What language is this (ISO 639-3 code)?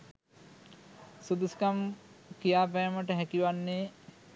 sin